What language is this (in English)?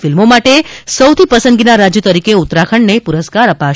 Gujarati